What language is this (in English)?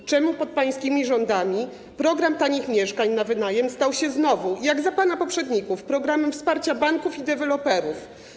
Polish